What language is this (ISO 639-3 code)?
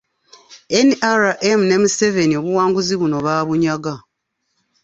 lug